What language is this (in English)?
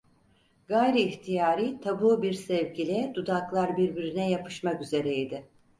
Turkish